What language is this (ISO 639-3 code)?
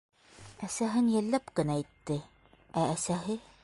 bak